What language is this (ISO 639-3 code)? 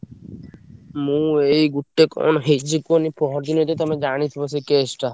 ori